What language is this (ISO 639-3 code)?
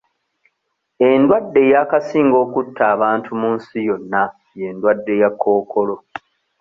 lug